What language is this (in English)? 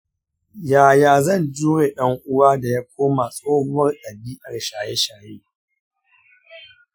Hausa